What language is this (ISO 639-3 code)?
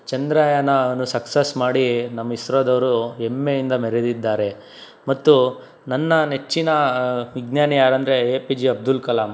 kan